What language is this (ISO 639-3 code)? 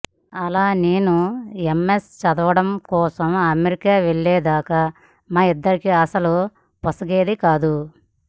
tel